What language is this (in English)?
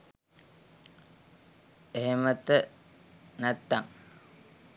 Sinhala